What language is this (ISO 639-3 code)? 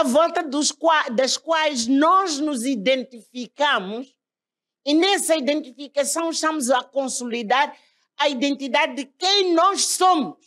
por